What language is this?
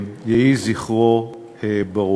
Hebrew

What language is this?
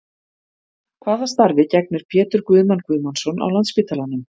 Icelandic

